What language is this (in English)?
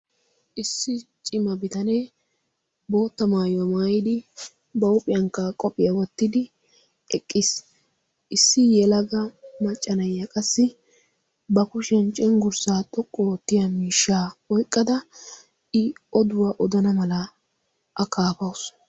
Wolaytta